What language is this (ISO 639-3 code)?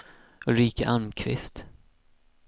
swe